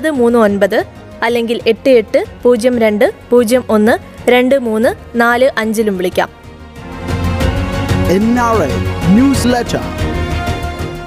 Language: Malayalam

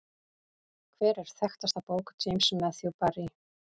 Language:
Icelandic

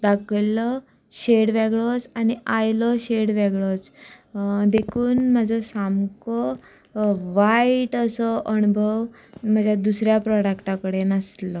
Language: Konkani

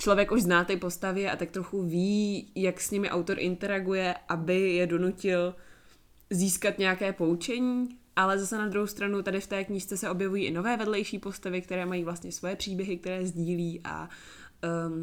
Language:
Czech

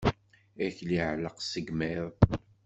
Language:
Kabyle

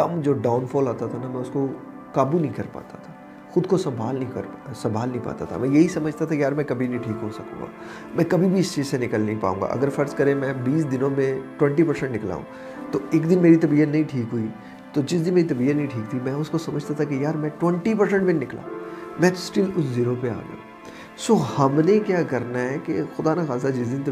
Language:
Urdu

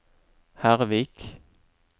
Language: Norwegian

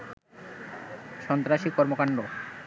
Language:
Bangla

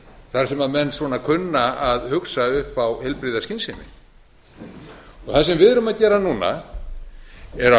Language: Icelandic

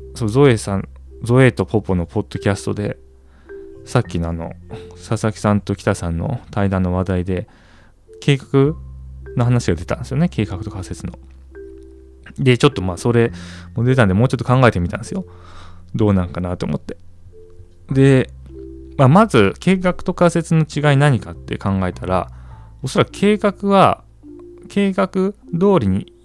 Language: Japanese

